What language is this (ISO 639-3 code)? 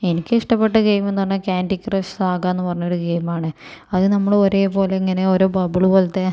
mal